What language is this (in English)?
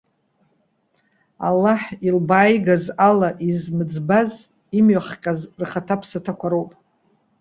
Abkhazian